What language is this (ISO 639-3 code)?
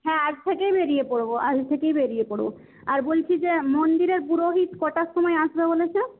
ben